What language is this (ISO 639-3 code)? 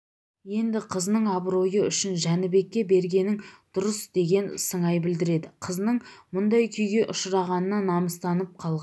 kaz